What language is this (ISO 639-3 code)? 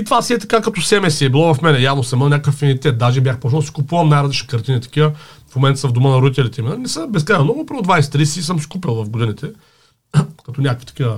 bul